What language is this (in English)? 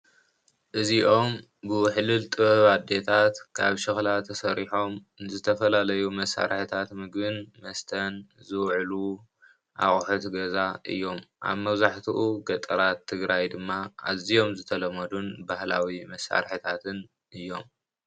Tigrinya